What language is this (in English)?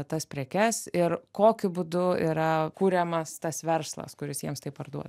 Lithuanian